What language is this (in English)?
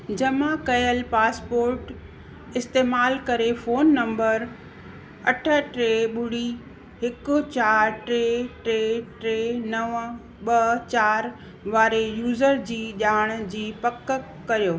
Sindhi